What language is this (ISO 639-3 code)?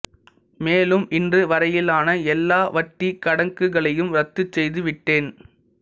tam